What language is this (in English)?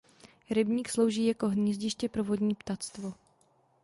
Czech